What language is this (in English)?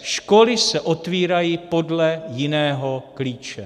Czech